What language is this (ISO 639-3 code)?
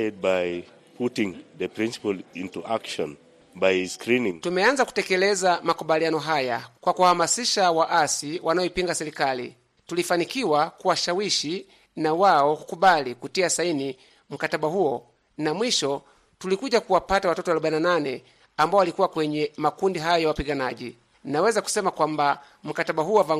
swa